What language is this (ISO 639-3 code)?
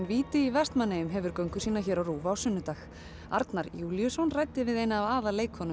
isl